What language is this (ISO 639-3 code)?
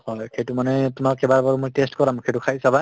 asm